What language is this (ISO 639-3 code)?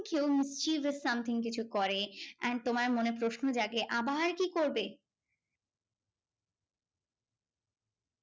ben